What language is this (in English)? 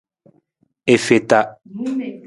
Nawdm